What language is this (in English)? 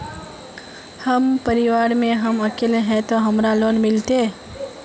Magahi